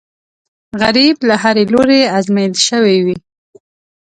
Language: Pashto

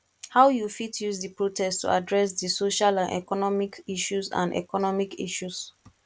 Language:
Nigerian Pidgin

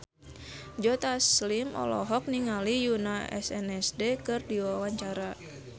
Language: Sundanese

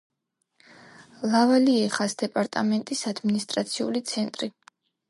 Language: Georgian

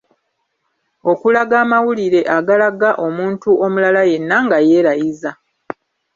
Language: Ganda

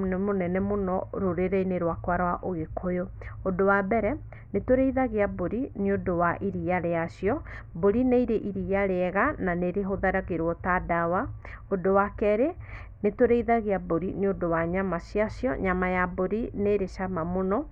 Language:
Kikuyu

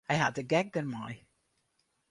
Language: Western Frisian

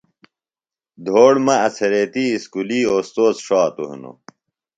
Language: Phalura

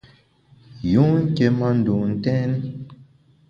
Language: Bamun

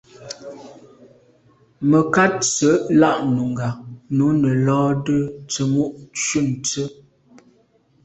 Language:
Medumba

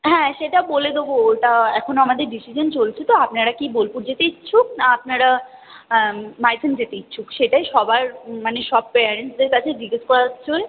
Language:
Bangla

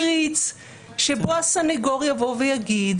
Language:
Hebrew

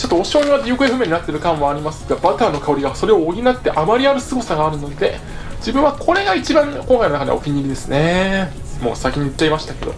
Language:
Japanese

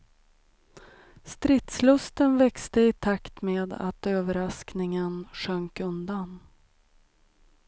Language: Swedish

